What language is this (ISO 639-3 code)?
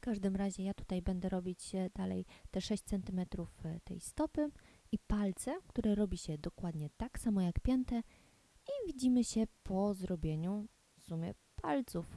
pol